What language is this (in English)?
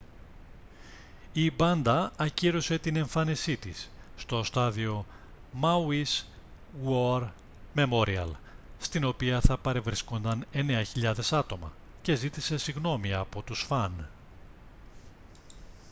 Greek